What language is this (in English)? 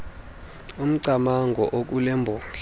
Xhosa